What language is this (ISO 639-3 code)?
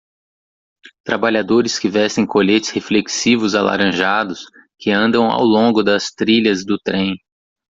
por